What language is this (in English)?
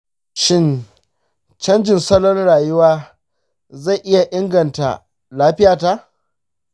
Hausa